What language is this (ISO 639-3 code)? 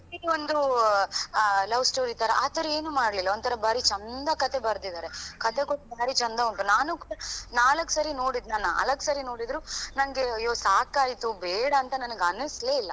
kan